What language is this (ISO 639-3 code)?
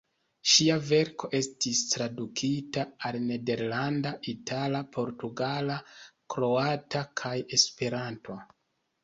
epo